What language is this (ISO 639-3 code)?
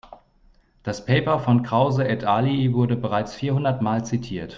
deu